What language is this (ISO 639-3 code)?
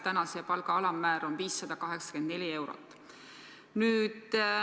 est